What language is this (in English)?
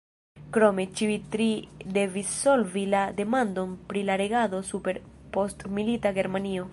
Esperanto